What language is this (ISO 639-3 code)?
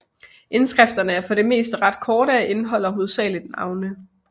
dan